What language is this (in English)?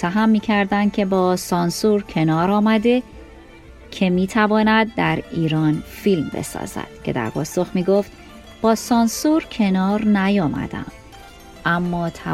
Persian